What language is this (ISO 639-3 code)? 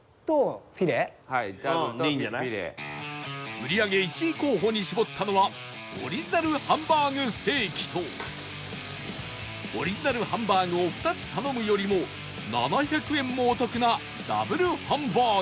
jpn